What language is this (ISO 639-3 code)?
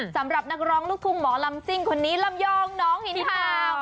tha